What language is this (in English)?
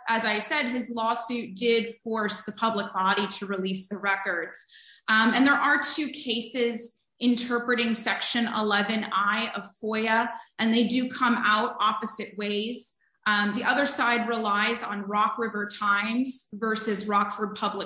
English